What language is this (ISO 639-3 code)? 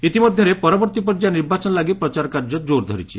ori